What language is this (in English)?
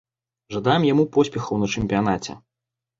Belarusian